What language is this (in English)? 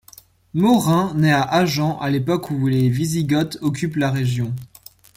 French